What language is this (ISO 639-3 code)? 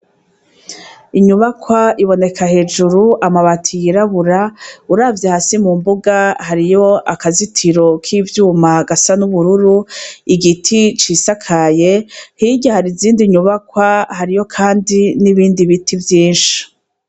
run